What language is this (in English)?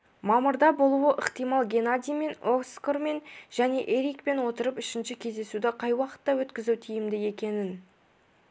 Kazakh